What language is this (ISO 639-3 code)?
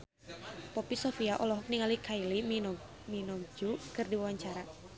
sun